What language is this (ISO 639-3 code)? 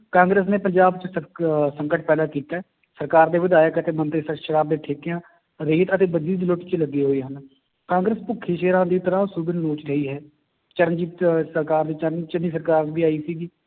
pan